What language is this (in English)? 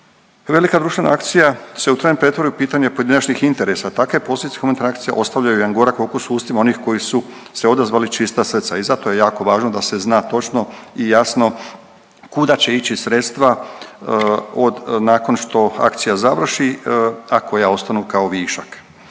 Croatian